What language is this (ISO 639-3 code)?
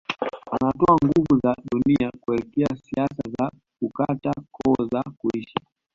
swa